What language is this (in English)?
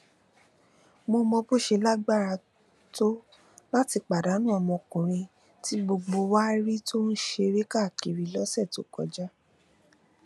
Yoruba